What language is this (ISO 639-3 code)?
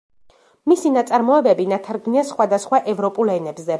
kat